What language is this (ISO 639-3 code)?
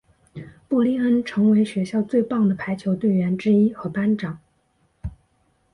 zho